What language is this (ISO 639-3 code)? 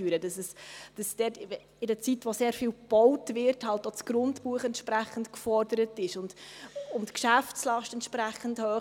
gsw